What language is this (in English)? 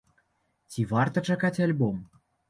Belarusian